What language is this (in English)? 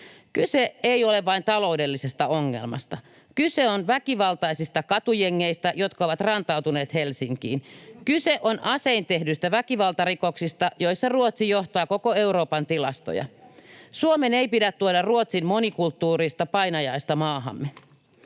Finnish